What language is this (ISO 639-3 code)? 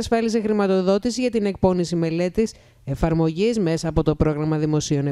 ell